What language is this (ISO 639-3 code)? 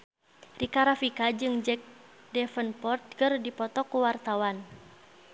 sun